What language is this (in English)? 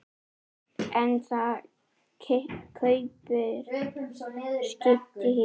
Icelandic